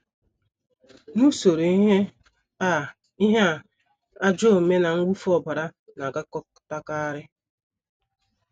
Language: Igbo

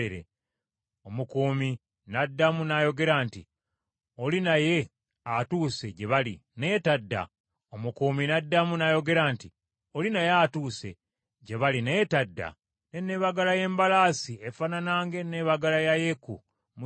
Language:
Ganda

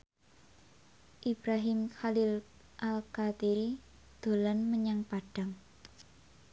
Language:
Javanese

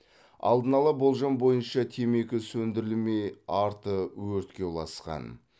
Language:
Kazakh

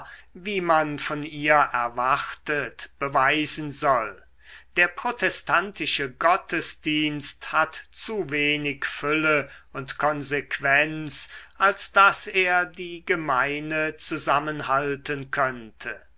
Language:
German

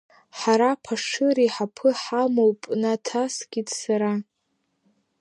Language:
Abkhazian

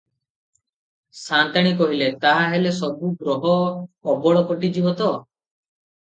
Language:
Odia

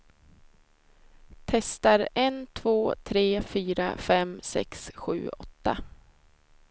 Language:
Swedish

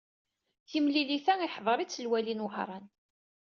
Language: Kabyle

